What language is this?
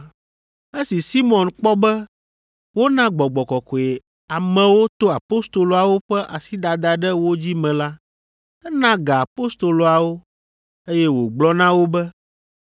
Ewe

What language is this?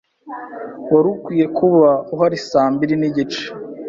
Kinyarwanda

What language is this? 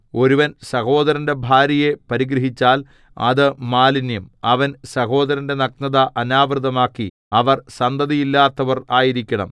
Malayalam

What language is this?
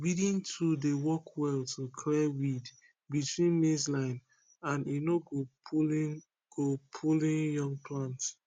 Nigerian Pidgin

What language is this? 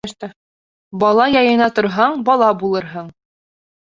Bashkir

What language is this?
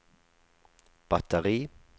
Norwegian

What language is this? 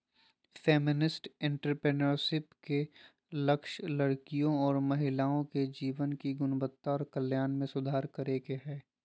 Magahi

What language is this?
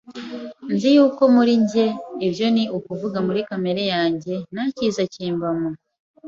Kinyarwanda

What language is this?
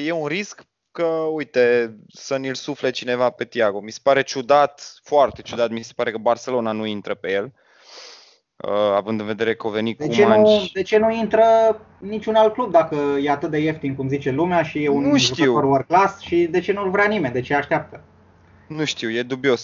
Romanian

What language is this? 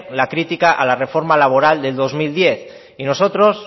Spanish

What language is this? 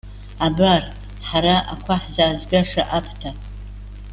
Abkhazian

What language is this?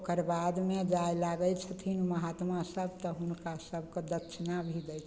Maithili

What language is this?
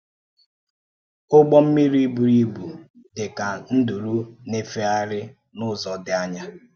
Igbo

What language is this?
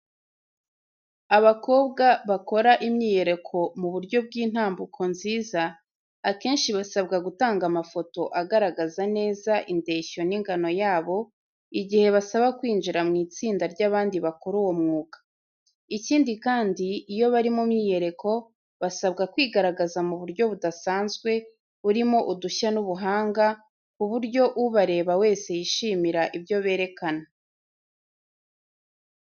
Kinyarwanda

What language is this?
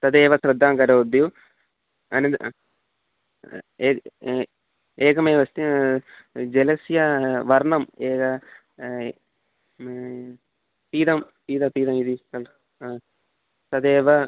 Sanskrit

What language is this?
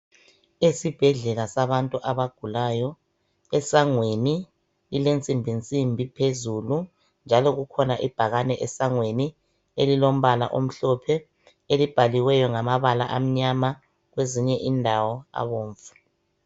North Ndebele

